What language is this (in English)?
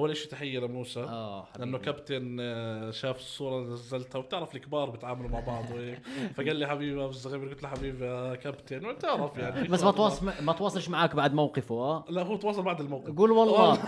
Arabic